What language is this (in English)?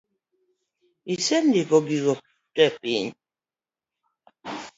Luo (Kenya and Tanzania)